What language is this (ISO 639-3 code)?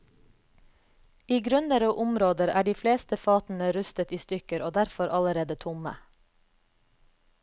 nor